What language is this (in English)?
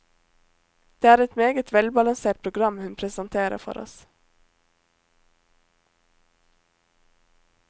Norwegian